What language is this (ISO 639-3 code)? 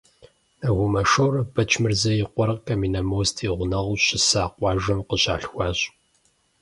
kbd